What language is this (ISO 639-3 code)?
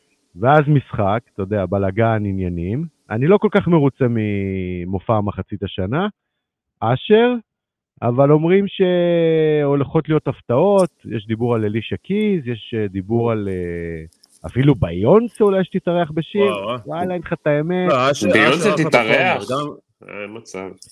heb